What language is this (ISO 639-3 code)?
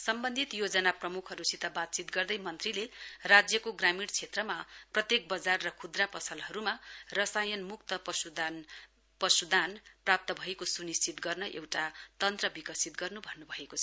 nep